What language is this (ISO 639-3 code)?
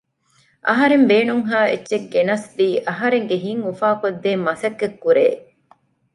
div